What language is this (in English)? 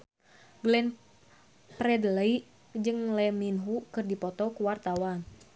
Sundanese